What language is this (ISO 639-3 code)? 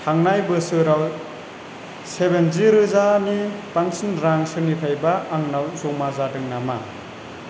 brx